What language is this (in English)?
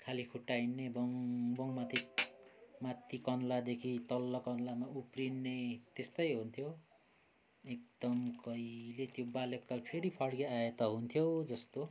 Nepali